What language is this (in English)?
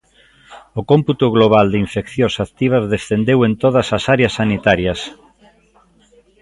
Galician